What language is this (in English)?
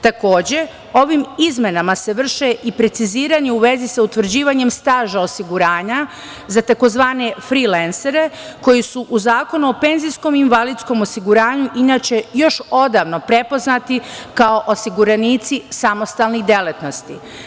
Serbian